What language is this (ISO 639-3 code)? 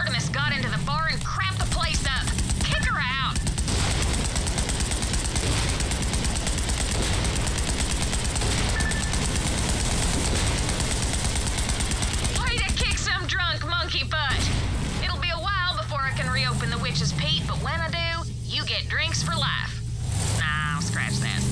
rus